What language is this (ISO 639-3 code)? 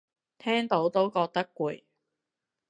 yue